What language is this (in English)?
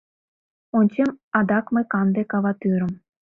Mari